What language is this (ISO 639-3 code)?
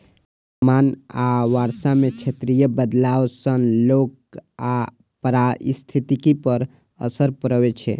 mai